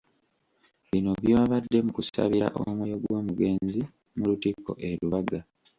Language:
Ganda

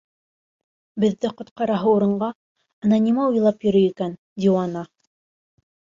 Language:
Bashkir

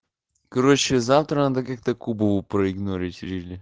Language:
Russian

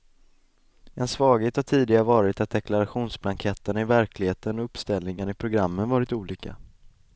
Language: Swedish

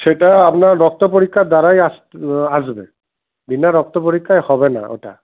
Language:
Bangla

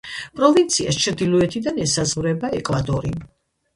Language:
Georgian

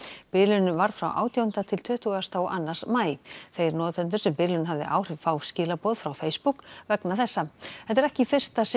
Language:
Icelandic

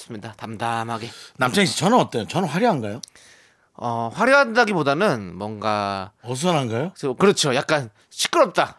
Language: Korean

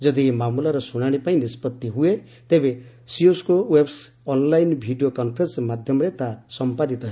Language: Odia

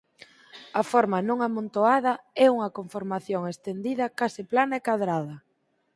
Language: Galician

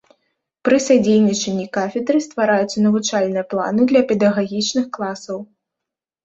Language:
Belarusian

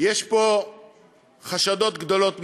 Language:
Hebrew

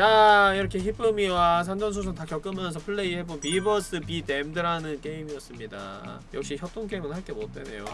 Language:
Korean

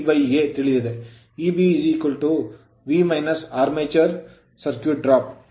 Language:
Kannada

